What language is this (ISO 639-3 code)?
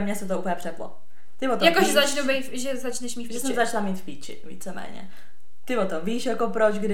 ces